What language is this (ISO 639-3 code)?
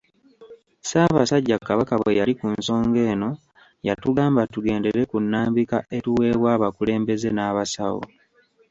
lug